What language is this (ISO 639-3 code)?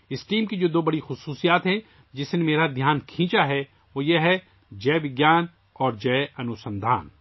urd